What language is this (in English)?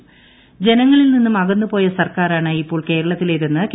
Malayalam